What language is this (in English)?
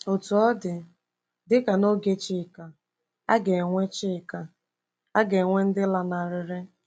Igbo